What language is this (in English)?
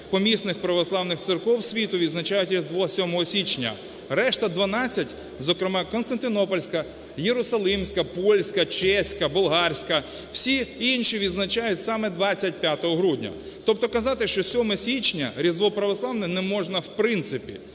Ukrainian